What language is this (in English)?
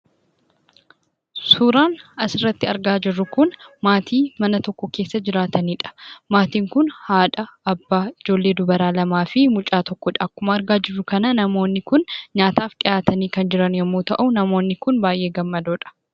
Oromo